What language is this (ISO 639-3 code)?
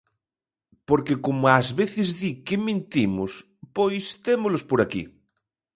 glg